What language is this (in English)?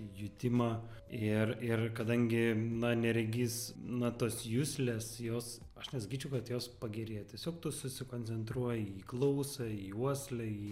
Lithuanian